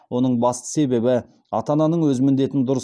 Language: Kazakh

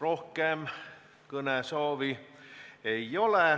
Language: Estonian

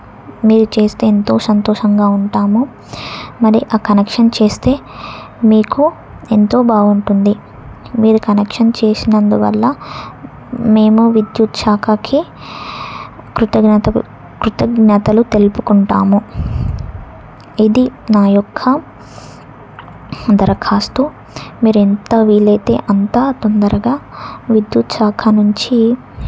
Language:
Telugu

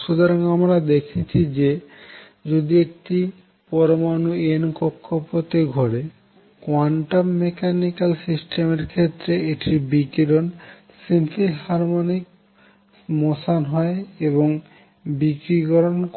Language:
Bangla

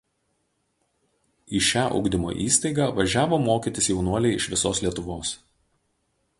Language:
Lithuanian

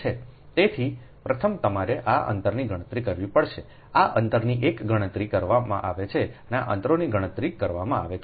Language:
Gujarati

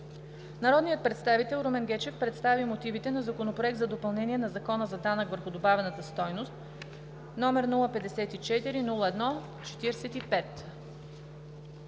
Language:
Bulgarian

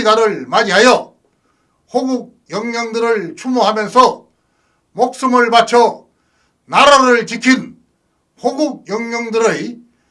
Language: Korean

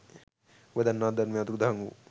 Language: Sinhala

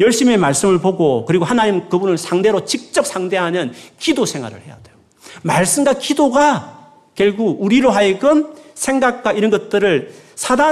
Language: Korean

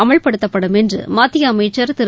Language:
Tamil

